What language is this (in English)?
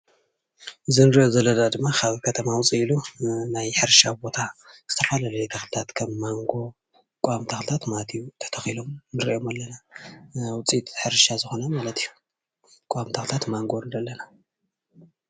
Tigrinya